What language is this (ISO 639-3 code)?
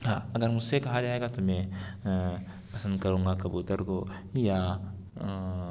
urd